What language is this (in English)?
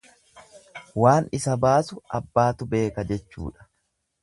Oromo